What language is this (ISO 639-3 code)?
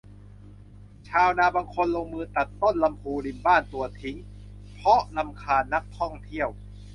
tha